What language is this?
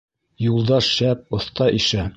Bashkir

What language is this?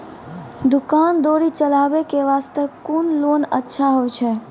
Maithili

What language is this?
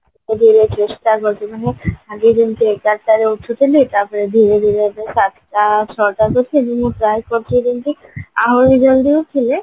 Odia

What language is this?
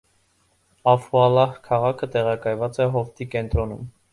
Armenian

